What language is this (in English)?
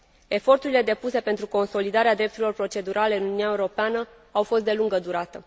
Romanian